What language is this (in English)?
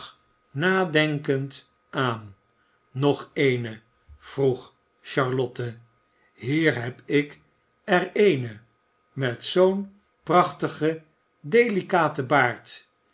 Dutch